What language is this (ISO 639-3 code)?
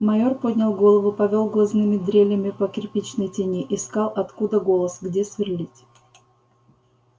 rus